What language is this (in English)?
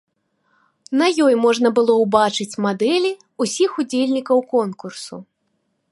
Belarusian